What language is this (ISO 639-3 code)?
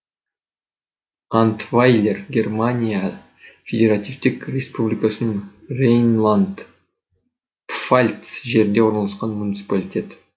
kaz